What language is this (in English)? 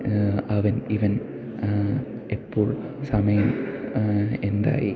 Malayalam